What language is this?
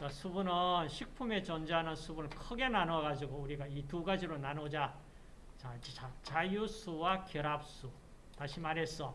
Korean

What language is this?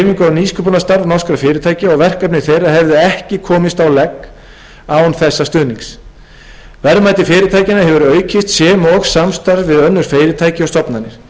Icelandic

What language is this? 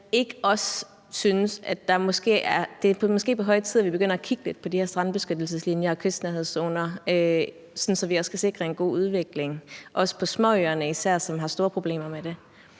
Danish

